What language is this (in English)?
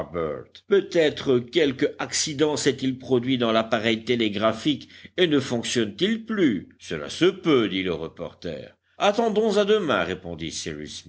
French